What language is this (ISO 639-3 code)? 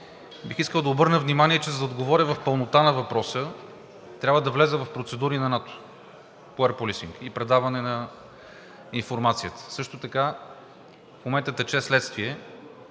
bul